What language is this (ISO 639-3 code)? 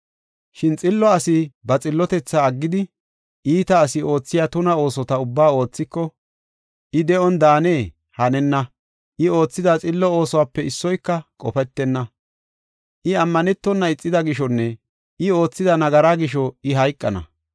gof